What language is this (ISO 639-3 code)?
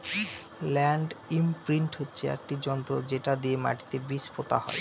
ben